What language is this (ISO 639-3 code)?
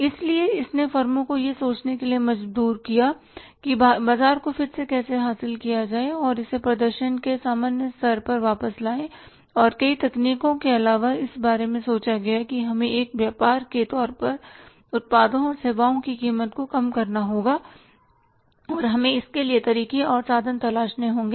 hin